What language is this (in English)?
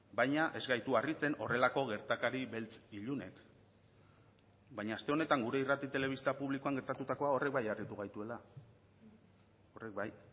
Basque